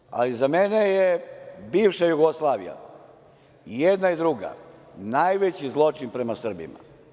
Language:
Serbian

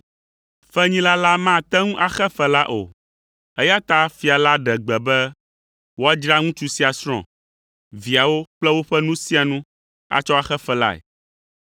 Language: Ewe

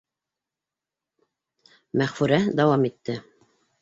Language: Bashkir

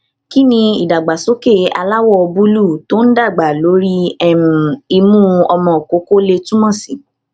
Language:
Yoruba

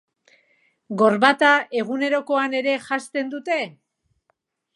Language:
Basque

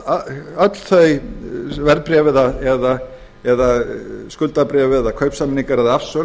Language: Icelandic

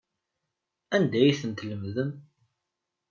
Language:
Kabyle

